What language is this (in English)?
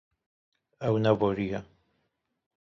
Kurdish